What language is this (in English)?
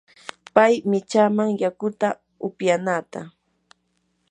Yanahuanca Pasco Quechua